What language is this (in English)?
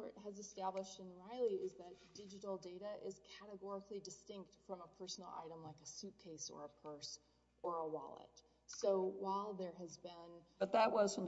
English